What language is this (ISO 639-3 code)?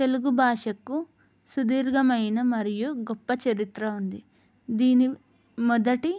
tel